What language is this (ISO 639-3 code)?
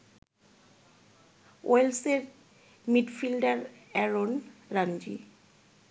ben